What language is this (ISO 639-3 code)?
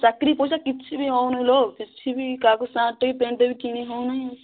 ori